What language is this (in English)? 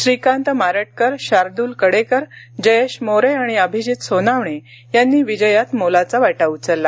Marathi